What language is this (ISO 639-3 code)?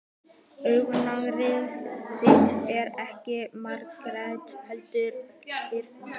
isl